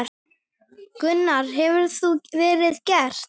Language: Icelandic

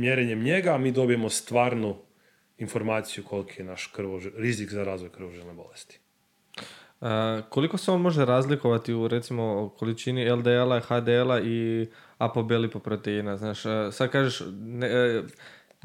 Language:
Croatian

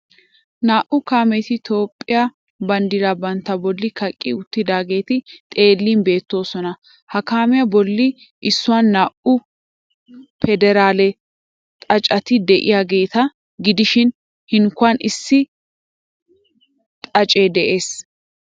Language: Wolaytta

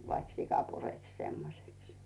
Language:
Finnish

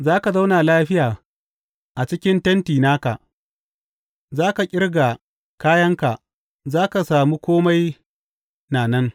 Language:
Hausa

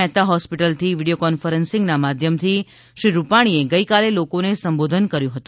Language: Gujarati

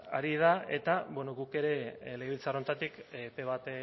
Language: Basque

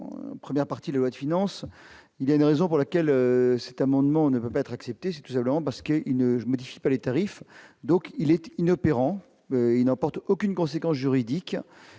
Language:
French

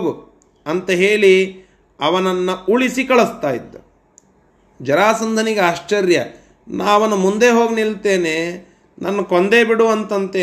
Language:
Kannada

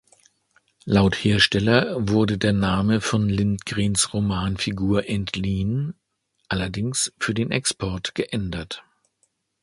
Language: German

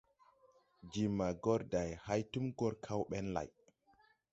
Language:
Tupuri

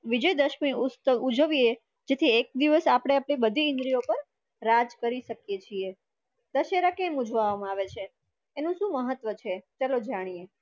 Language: Gujarati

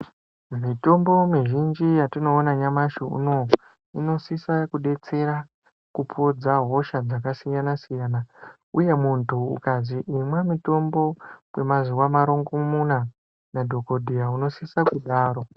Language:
Ndau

